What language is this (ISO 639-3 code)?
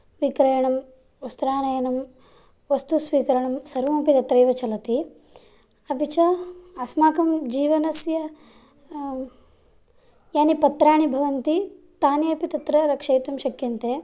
san